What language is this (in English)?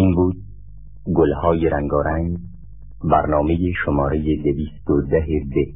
Persian